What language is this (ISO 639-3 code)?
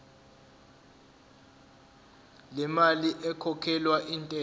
zul